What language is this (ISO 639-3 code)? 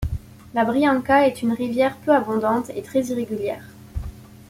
fra